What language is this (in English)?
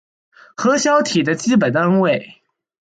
Chinese